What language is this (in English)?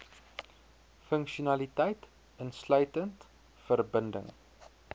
Afrikaans